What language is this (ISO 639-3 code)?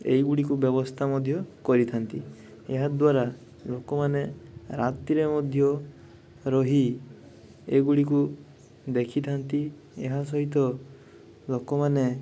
ori